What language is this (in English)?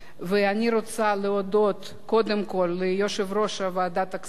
Hebrew